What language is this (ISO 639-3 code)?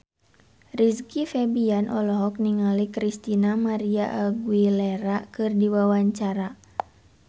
sun